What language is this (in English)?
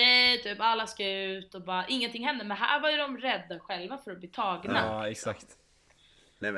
Swedish